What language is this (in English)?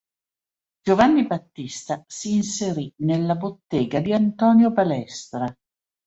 Italian